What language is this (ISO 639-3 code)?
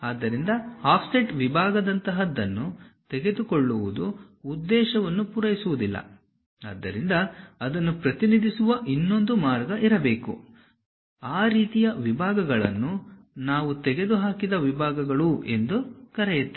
kan